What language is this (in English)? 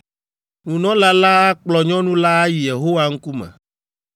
Ewe